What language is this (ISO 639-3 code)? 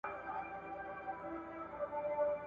pus